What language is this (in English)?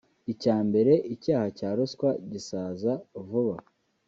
Kinyarwanda